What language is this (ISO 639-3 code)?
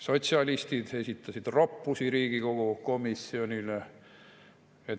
est